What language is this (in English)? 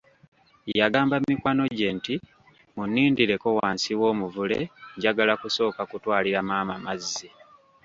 Ganda